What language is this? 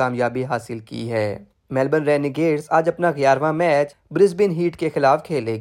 Urdu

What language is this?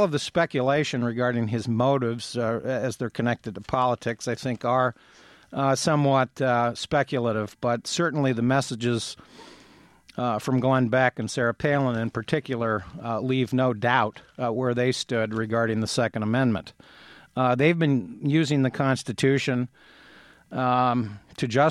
English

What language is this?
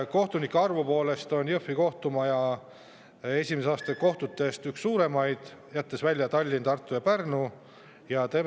Estonian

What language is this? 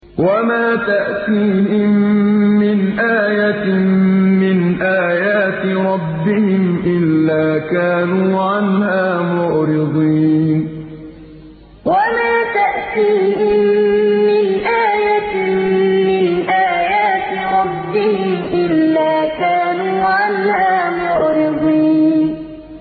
Arabic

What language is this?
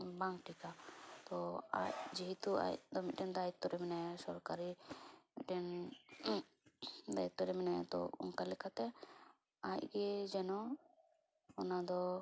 Santali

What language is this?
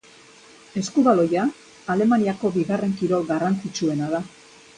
Basque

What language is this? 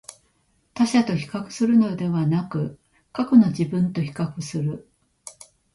Japanese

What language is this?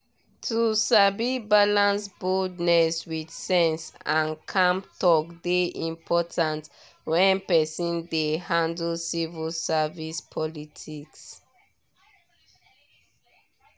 Nigerian Pidgin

